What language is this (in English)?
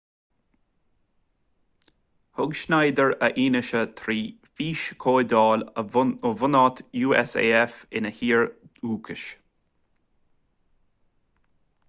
Irish